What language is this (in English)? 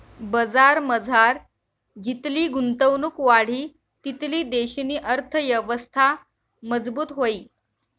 Marathi